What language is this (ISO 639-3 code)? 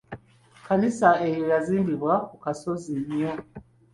lug